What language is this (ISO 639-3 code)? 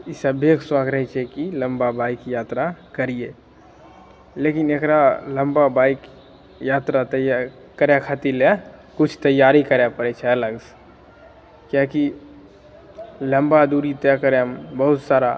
mai